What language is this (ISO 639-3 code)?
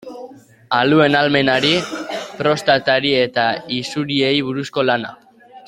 eus